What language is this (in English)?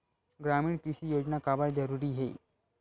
Chhattisgarhi